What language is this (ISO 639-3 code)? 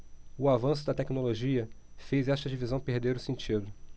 por